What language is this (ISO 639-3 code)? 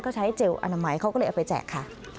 tha